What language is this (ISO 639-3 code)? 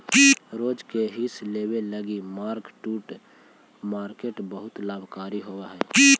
mag